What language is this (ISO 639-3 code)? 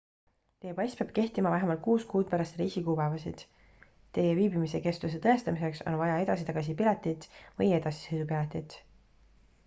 est